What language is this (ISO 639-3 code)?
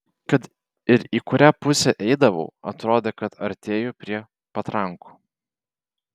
lit